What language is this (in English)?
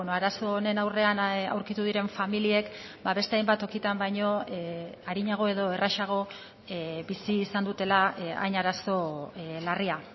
Basque